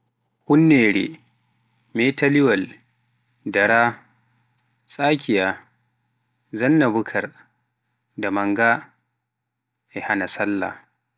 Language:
Pular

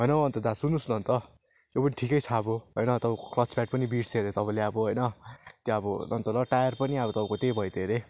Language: Nepali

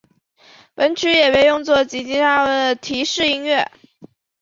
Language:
Chinese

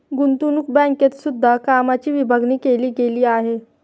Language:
Marathi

